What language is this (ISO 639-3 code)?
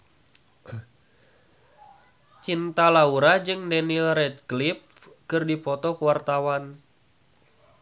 sun